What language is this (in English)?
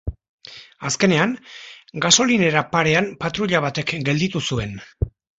Basque